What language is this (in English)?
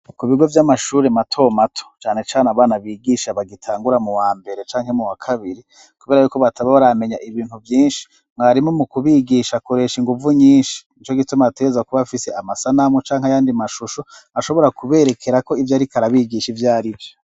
Rundi